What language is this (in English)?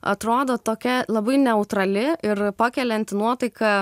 Lithuanian